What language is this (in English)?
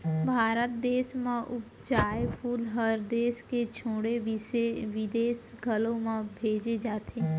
Chhattisgarhi